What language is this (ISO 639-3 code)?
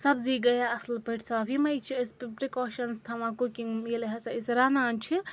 kas